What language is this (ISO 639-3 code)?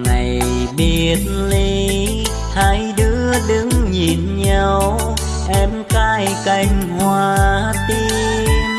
vie